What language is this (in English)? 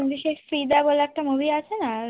Bangla